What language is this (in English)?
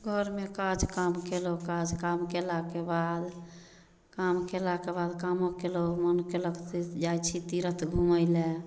Maithili